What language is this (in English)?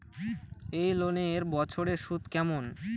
Bangla